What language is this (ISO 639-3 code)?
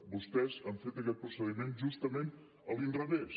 cat